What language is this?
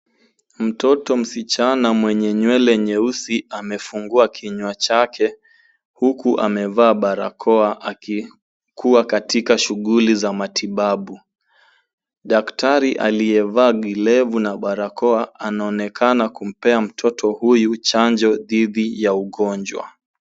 Swahili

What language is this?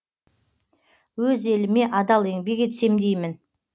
Kazakh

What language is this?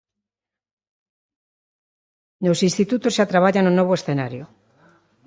Galician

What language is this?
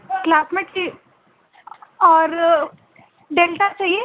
Urdu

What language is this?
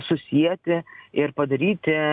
Lithuanian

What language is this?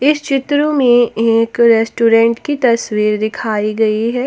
Hindi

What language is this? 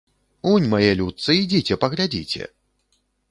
Belarusian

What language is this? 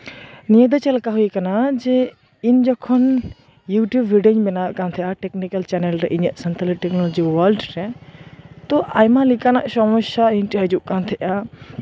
Santali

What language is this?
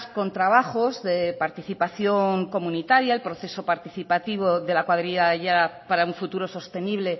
Spanish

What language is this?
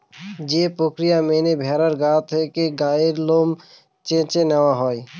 Bangla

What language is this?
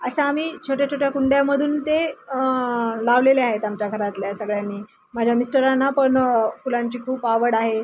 Marathi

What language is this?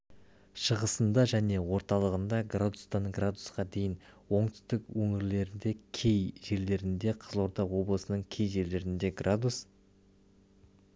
Kazakh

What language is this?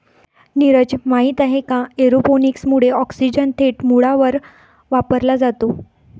Marathi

